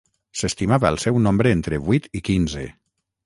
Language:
Catalan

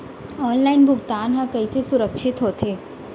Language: Chhattisgarhi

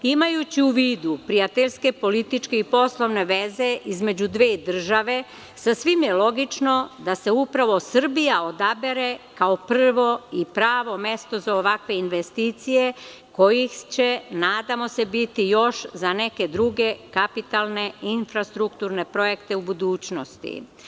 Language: Serbian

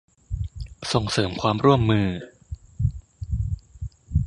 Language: Thai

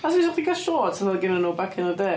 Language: Welsh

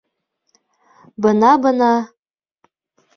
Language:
Bashkir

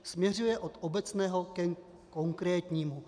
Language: Czech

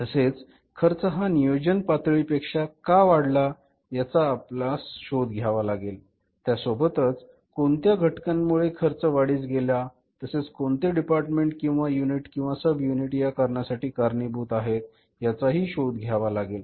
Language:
Marathi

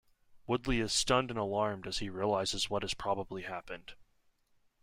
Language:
English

